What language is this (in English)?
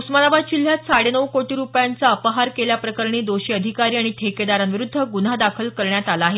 Marathi